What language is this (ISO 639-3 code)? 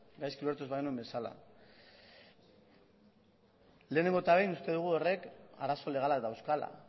eus